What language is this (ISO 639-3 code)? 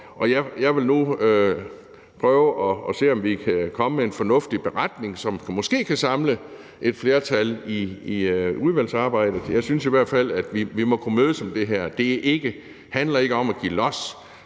dan